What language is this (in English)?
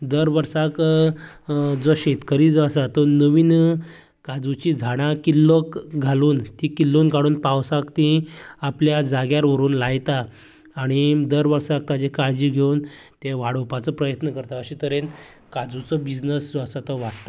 Konkani